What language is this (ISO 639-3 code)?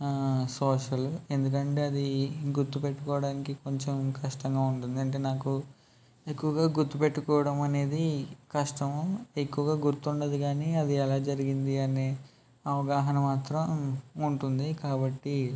tel